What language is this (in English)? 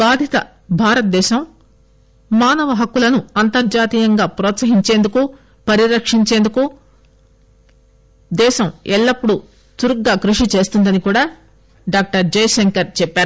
Telugu